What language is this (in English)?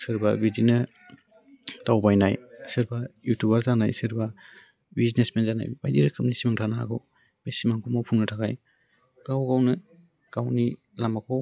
Bodo